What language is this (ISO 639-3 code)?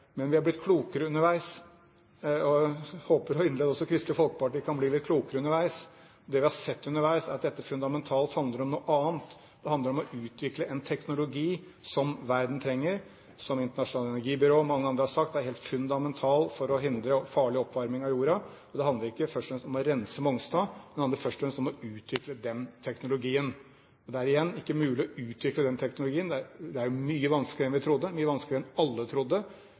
nob